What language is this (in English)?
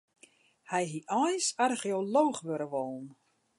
Western Frisian